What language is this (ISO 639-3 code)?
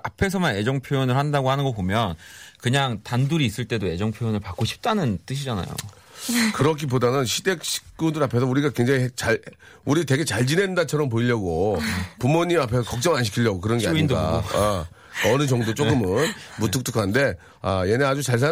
kor